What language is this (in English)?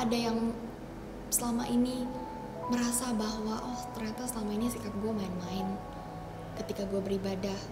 Indonesian